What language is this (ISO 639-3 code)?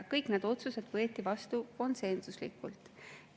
est